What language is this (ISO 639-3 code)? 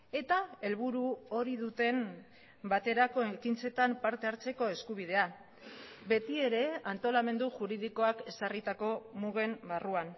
eus